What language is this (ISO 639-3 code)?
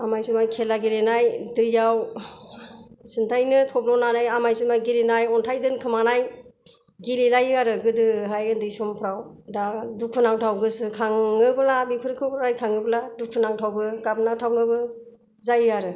brx